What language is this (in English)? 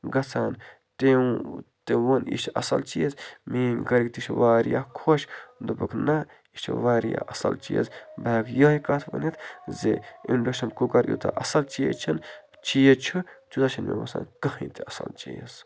Kashmiri